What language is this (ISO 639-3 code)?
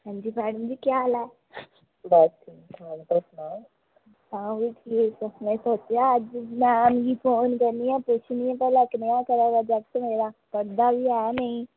doi